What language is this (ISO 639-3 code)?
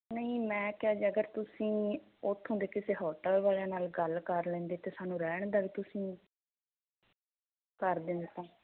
pan